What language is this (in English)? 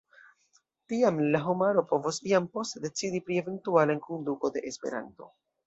Esperanto